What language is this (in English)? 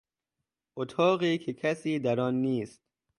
Persian